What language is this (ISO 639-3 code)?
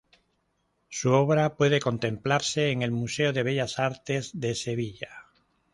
spa